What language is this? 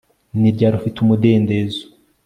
Kinyarwanda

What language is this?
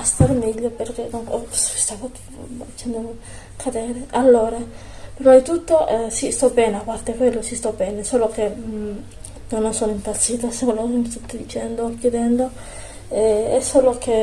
Italian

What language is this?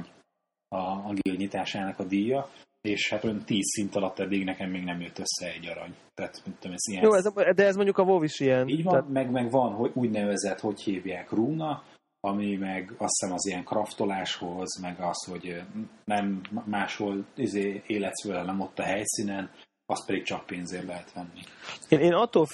Hungarian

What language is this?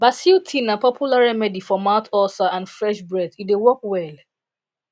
Nigerian Pidgin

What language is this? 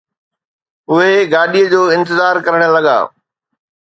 Sindhi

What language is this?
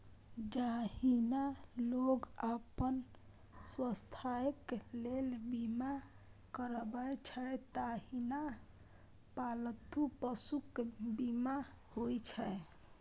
Maithili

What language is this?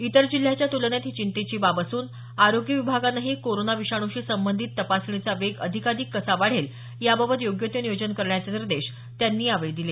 Marathi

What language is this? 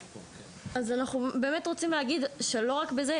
Hebrew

